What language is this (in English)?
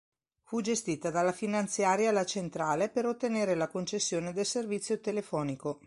Italian